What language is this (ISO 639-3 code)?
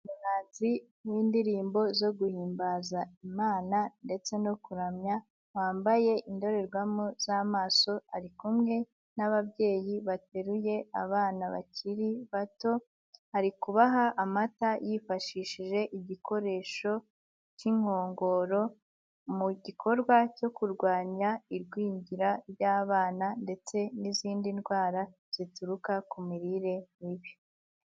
kin